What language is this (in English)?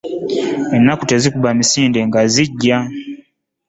Ganda